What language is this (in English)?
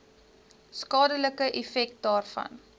Afrikaans